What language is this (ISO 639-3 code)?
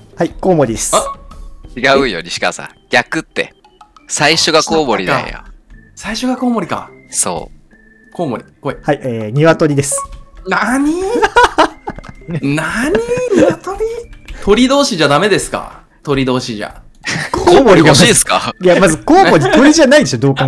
jpn